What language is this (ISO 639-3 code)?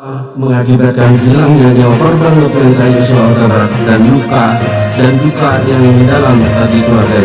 ind